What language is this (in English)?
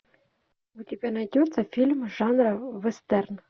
Russian